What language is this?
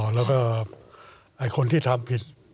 Thai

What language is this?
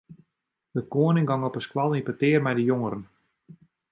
Western Frisian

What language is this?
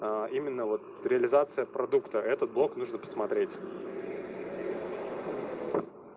Russian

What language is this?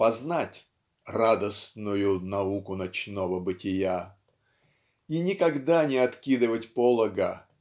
Russian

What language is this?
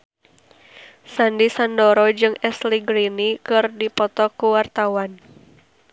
Sundanese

